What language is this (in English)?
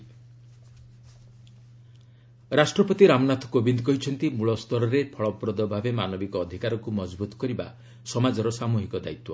Odia